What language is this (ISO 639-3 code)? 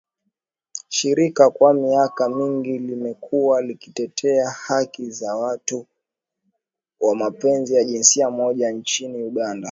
swa